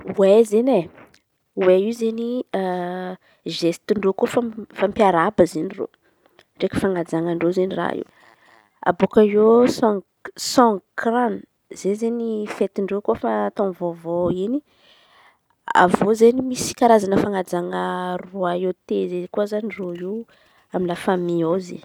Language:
Antankarana Malagasy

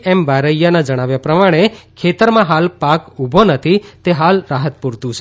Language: Gujarati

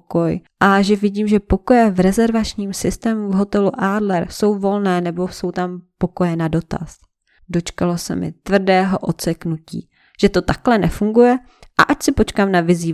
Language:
Czech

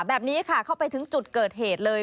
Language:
Thai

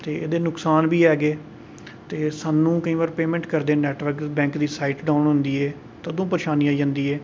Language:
Dogri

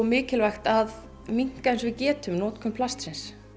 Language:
Icelandic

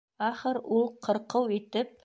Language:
Bashkir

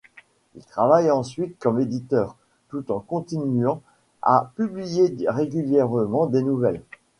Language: French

